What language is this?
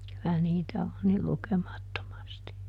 Finnish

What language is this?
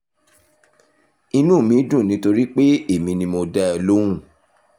Yoruba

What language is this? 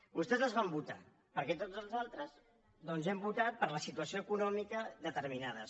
Catalan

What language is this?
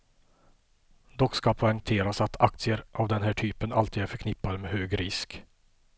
Swedish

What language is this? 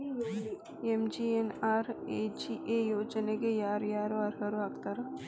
Kannada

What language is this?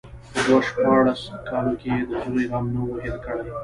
Pashto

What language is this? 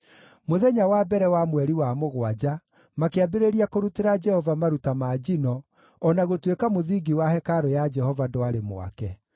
Kikuyu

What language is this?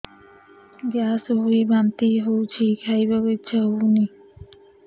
Odia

